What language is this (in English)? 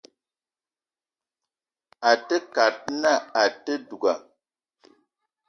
Eton (Cameroon)